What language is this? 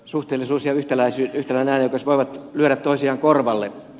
Finnish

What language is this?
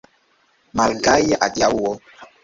Esperanto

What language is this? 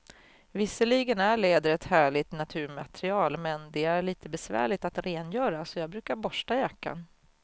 Swedish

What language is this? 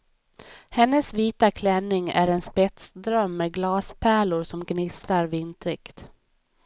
Swedish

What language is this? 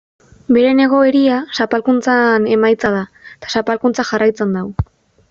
Basque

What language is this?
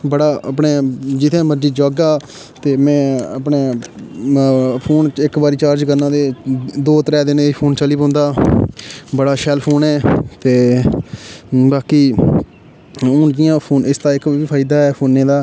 Dogri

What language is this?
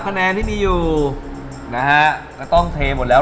Thai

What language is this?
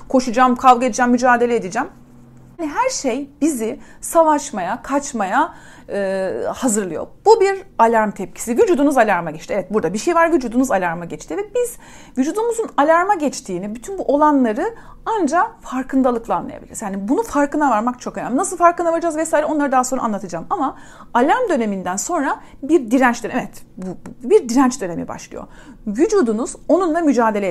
Turkish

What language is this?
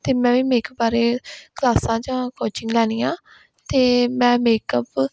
Punjabi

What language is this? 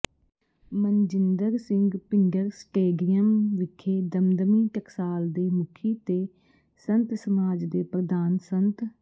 Punjabi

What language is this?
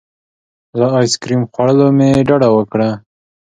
Pashto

